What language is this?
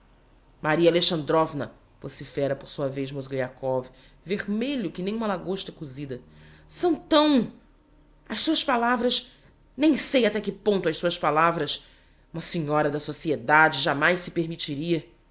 Portuguese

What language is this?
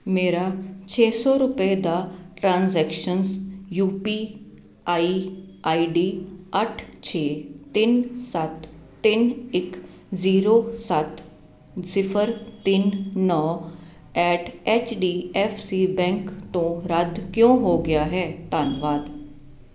Punjabi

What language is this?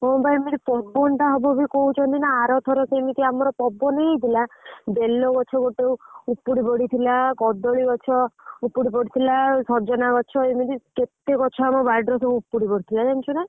Odia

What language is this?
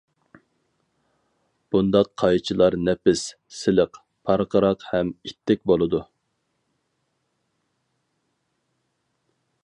Uyghur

